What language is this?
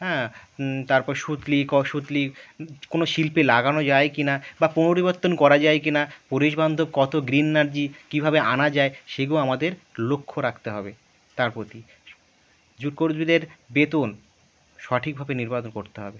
Bangla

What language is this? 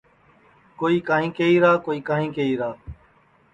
Sansi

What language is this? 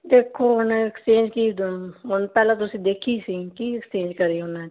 Punjabi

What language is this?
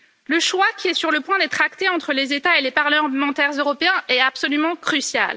French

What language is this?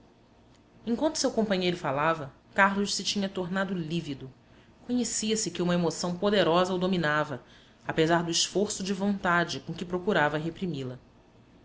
Portuguese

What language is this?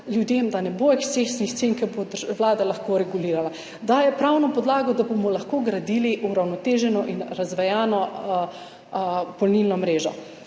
Slovenian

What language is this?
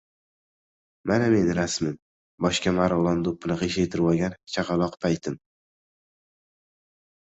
Uzbek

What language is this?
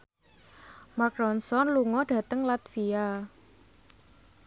Javanese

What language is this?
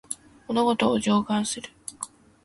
Japanese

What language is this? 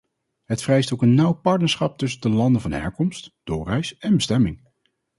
Dutch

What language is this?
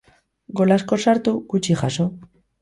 Basque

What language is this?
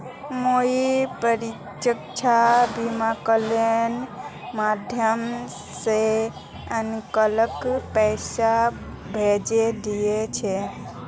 Magahi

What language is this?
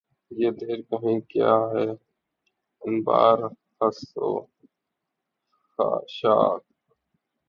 Urdu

